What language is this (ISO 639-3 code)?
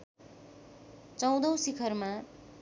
nep